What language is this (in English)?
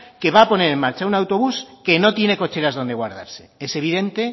Spanish